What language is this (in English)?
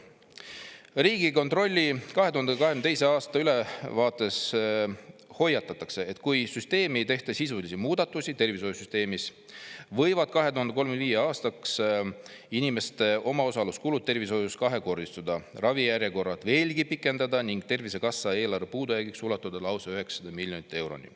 Estonian